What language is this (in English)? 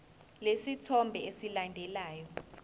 Zulu